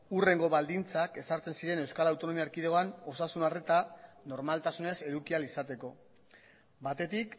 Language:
Basque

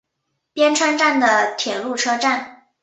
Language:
Chinese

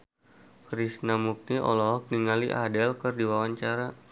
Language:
Sundanese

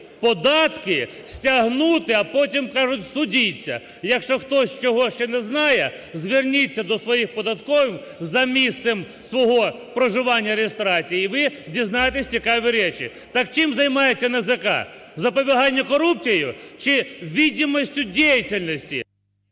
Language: Ukrainian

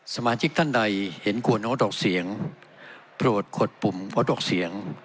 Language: Thai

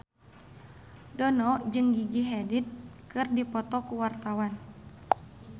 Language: Sundanese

